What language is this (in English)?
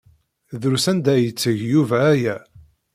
Kabyle